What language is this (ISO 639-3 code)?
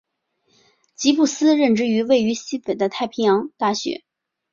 zho